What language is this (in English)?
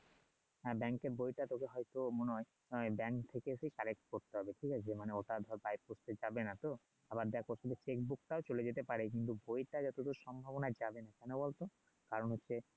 Bangla